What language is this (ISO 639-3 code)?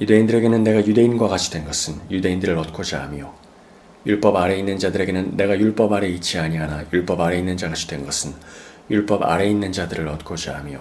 kor